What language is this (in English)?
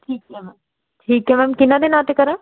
Punjabi